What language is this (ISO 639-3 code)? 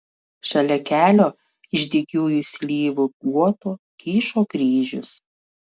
lit